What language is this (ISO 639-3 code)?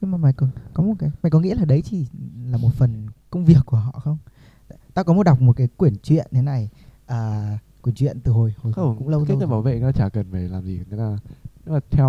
vie